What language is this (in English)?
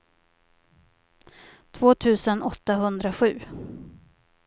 Swedish